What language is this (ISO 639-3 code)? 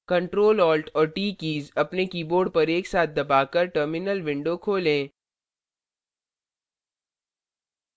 hin